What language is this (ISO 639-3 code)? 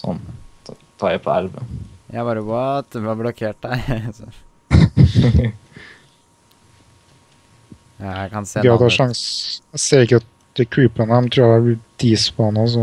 nor